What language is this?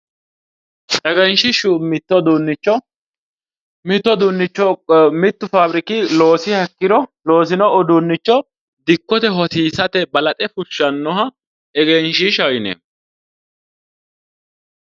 Sidamo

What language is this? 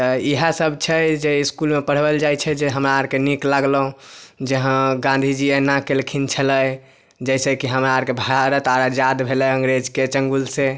Maithili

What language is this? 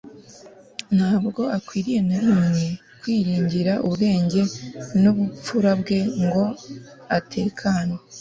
Kinyarwanda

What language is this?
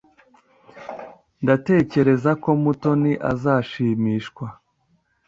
Kinyarwanda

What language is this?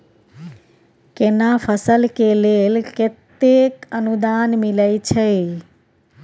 Maithili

